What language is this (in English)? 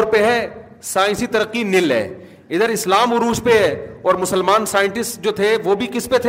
Urdu